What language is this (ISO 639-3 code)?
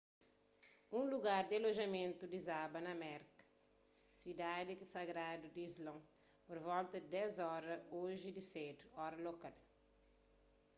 kea